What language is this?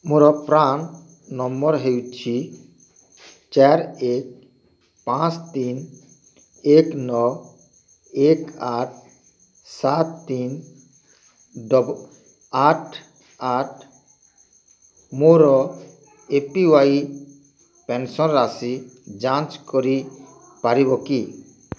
Odia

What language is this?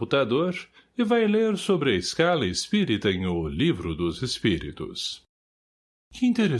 Portuguese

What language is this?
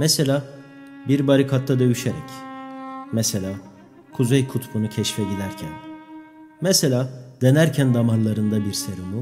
Turkish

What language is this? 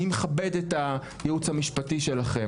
Hebrew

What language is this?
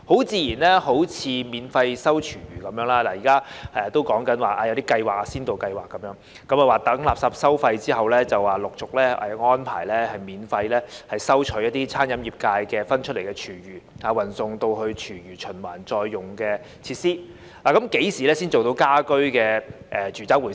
Cantonese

